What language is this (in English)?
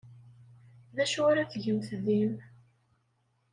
Kabyle